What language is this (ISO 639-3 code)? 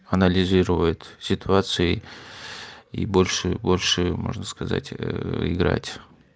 rus